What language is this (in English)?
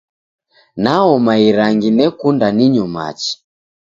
Taita